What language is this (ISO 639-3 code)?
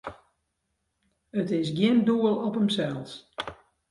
fry